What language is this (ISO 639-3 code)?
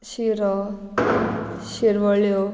kok